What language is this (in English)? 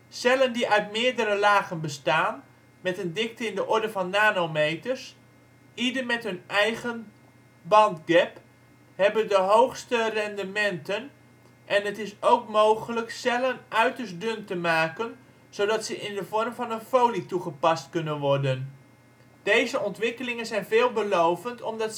Dutch